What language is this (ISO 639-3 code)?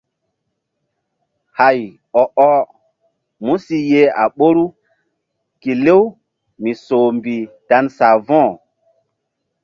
mdd